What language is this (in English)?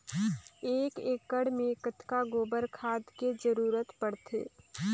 Chhattisgarhi